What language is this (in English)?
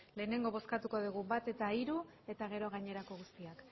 Basque